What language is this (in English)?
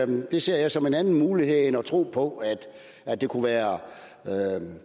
Danish